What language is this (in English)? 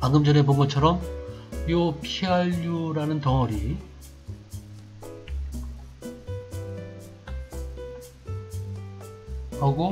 Korean